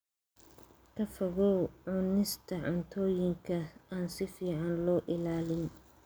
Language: Somali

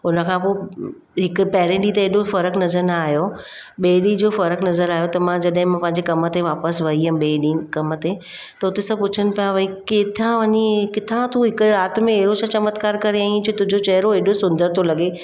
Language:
Sindhi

